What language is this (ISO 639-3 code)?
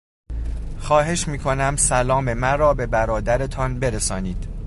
fas